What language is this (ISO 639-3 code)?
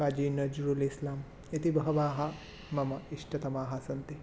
san